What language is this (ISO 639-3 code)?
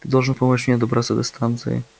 rus